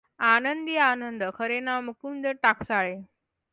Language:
Marathi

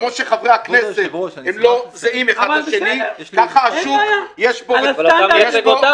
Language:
Hebrew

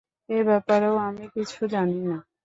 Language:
Bangla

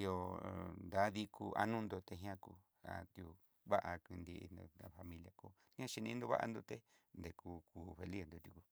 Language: Southeastern Nochixtlán Mixtec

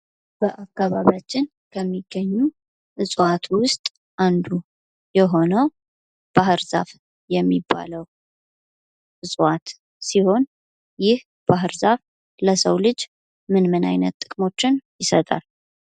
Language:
Amharic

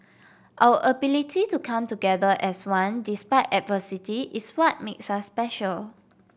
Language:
English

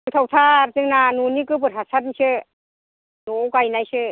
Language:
Bodo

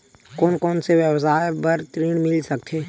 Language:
Chhattisgarhi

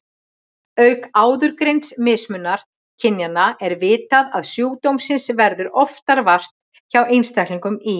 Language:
Icelandic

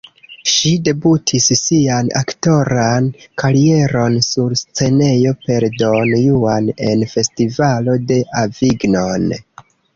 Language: Esperanto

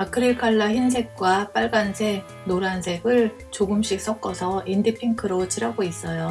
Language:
Korean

